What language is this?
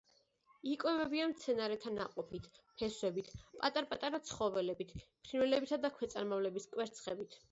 Georgian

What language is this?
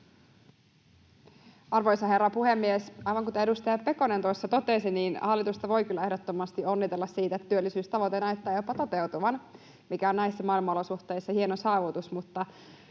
Finnish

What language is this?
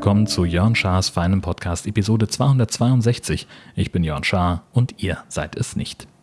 German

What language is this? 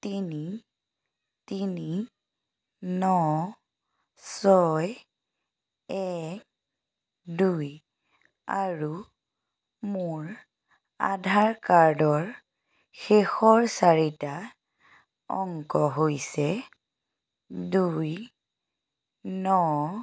Assamese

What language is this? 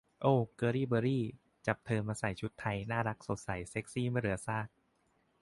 Thai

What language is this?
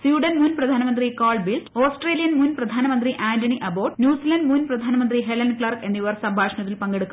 Malayalam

